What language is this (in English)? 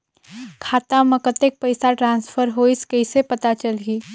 Chhattisgarhi